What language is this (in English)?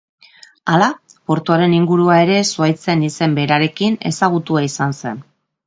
Basque